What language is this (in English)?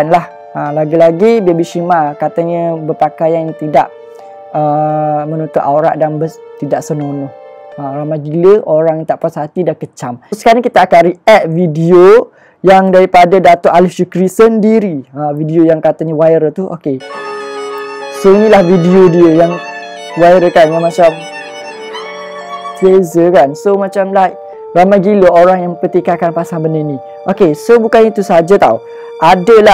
Malay